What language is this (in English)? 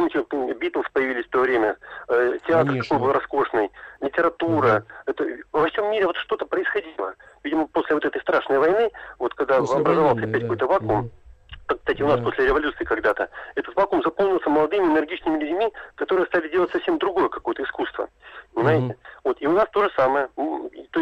Russian